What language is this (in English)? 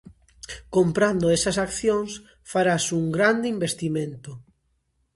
Galician